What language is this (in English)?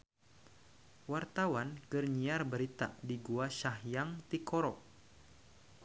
Sundanese